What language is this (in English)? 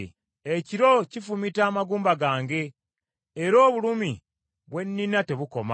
Ganda